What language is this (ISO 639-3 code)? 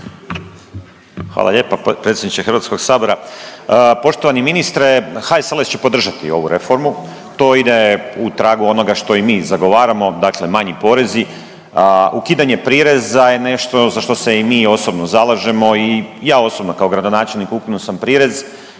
hrv